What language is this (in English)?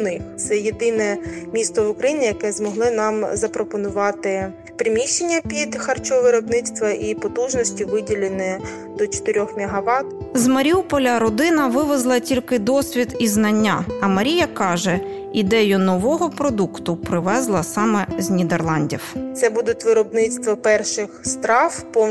Ukrainian